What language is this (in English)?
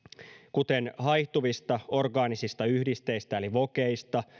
Finnish